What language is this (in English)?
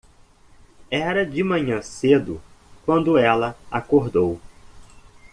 Portuguese